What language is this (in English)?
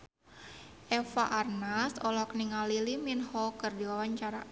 Sundanese